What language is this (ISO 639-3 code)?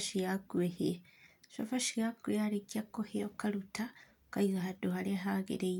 kik